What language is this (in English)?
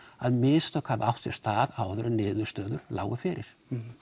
Icelandic